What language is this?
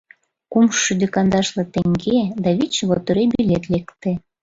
Mari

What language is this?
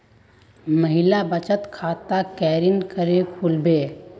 Magahi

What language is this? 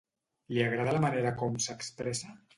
Catalan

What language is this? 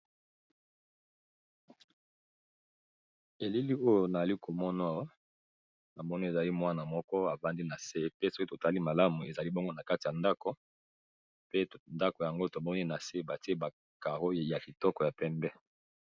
Lingala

